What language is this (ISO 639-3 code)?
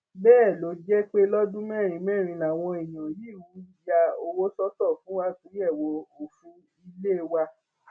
yor